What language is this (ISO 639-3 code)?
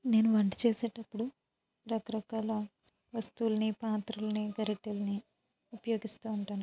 tel